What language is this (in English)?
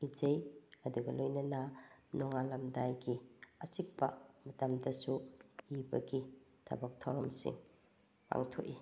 Manipuri